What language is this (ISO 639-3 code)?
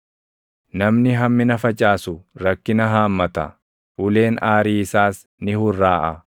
orm